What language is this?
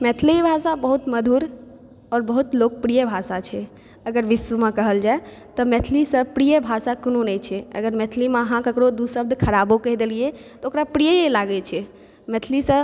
Maithili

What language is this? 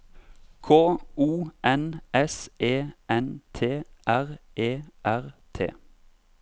Norwegian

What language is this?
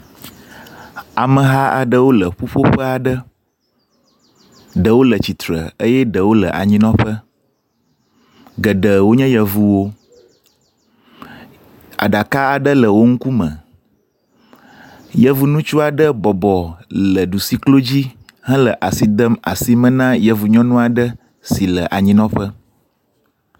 Ewe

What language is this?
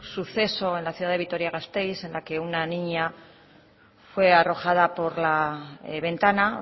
Spanish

